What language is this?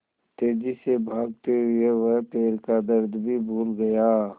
Hindi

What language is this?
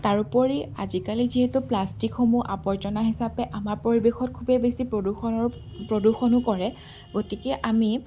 Assamese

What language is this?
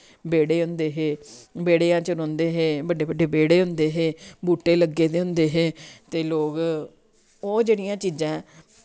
Dogri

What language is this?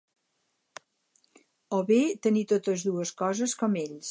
Catalan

